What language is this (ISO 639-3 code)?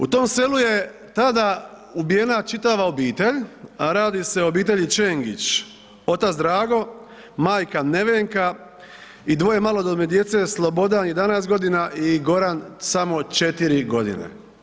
hrv